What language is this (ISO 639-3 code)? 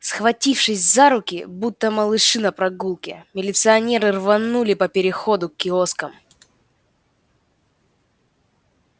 rus